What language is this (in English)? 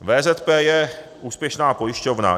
Czech